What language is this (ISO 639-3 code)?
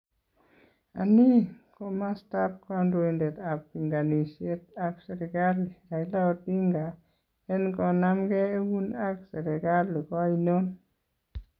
kln